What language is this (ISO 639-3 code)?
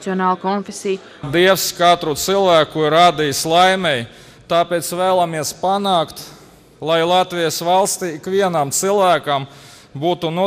lav